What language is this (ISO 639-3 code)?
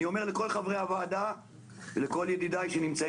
heb